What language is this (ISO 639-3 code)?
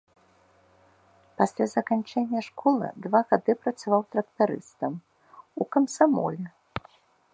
bel